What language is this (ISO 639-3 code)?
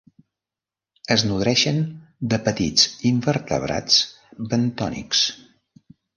cat